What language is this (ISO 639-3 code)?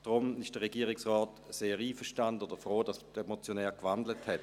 gsw